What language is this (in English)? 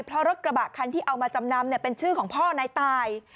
Thai